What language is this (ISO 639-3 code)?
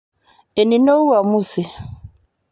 mas